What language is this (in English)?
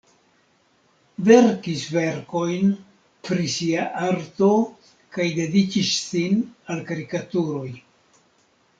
Esperanto